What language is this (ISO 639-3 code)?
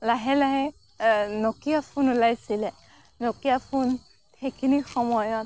asm